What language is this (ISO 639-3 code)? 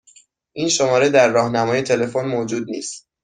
fas